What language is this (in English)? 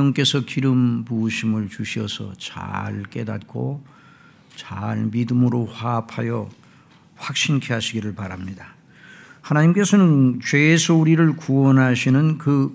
Korean